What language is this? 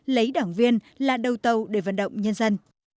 Vietnamese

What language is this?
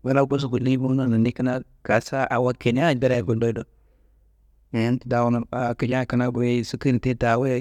Kanembu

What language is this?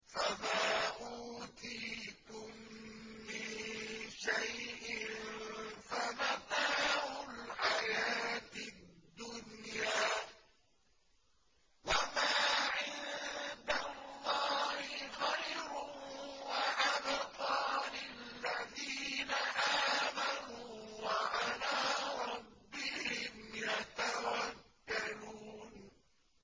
Arabic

